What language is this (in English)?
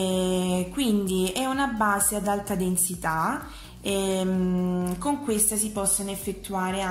Italian